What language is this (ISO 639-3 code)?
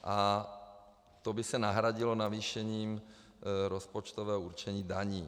ces